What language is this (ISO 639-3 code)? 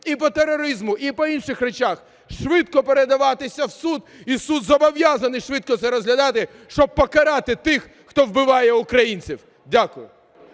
ukr